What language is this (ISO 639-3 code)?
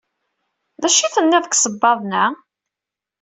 kab